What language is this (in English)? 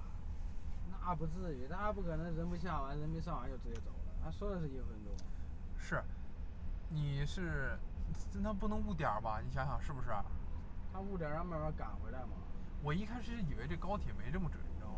Chinese